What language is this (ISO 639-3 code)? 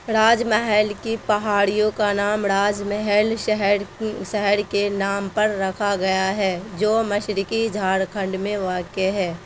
urd